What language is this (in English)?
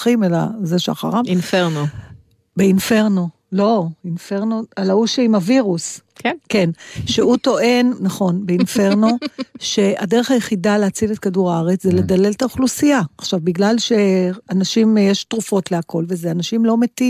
Hebrew